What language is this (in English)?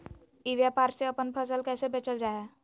Magahi